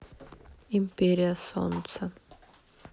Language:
Russian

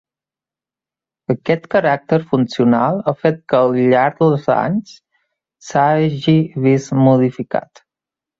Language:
Catalan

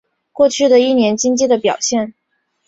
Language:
Chinese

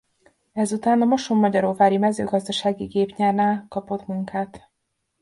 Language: Hungarian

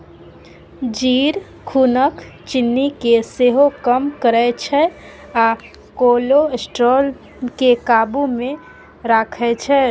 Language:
Maithili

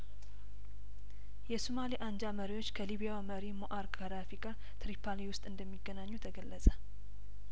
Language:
Amharic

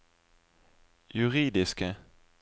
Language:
Norwegian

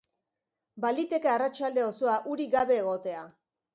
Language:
Basque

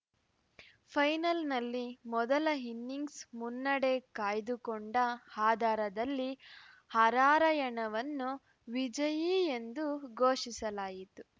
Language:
Kannada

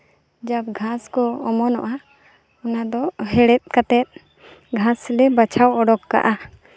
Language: Santali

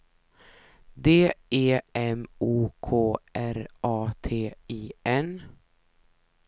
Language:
Swedish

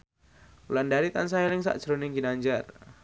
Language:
Javanese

